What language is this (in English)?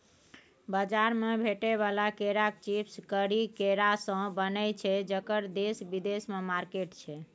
Maithili